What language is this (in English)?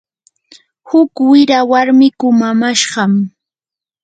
Yanahuanca Pasco Quechua